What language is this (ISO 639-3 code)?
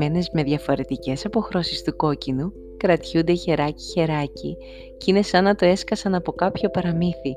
ell